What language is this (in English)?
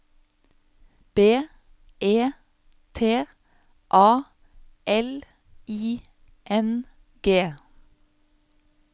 Norwegian